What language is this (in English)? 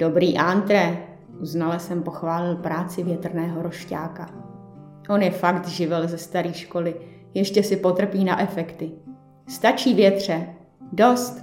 Czech